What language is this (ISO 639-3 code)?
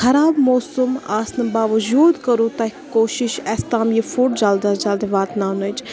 kas